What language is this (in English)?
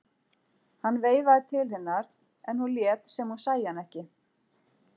Icelandic